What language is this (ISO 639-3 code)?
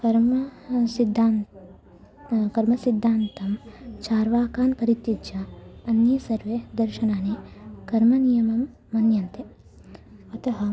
san